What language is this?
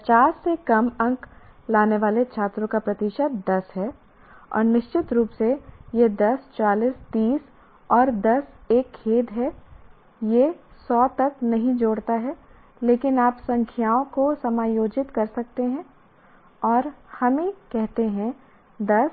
Hindi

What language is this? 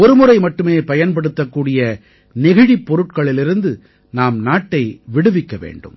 Tamil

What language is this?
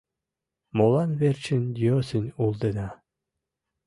Mari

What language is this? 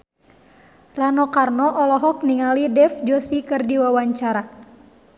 Sundanese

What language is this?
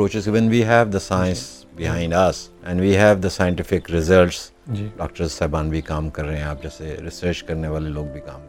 Urdu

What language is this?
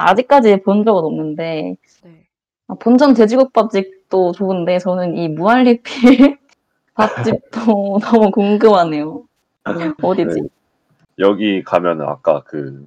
Korean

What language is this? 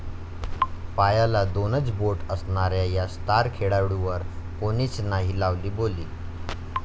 Marathi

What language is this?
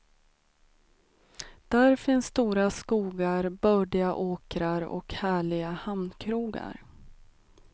Swedish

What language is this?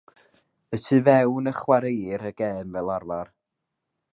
Welsh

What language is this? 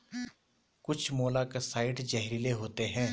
Hindi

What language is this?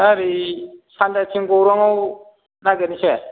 Bodo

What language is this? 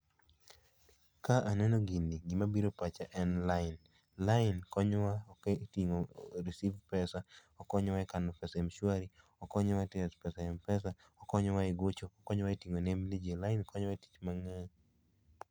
Luo (Kenya and Tanzania)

